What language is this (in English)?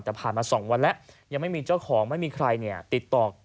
Thai